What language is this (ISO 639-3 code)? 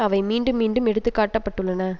tam